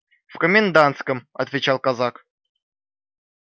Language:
Russian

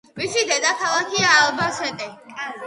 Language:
Georgian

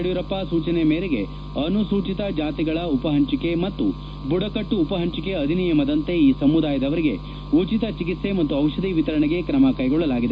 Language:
Kannada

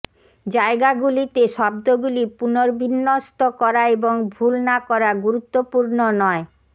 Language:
Bangla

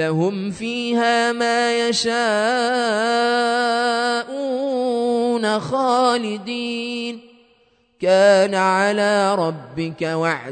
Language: Arabic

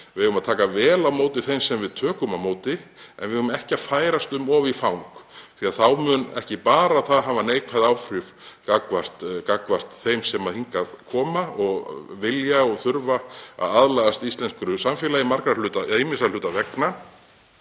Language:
Icelandic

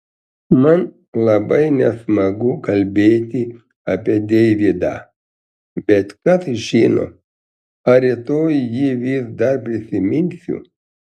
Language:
Lithuanian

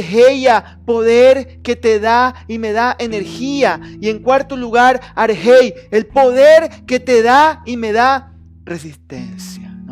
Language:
Spanish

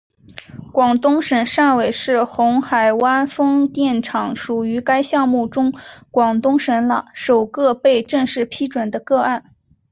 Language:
Chinese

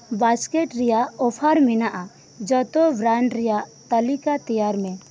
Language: Santali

